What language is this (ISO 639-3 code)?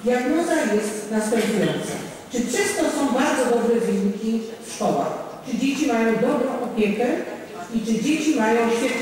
pol